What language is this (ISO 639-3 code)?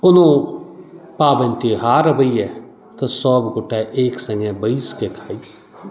mai